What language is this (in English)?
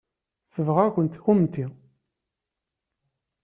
Kabyle